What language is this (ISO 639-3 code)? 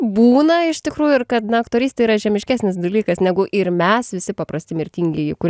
lit